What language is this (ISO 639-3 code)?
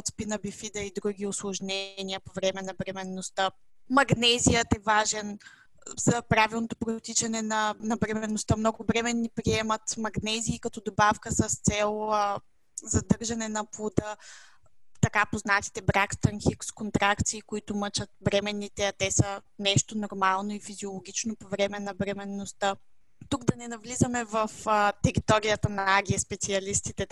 bul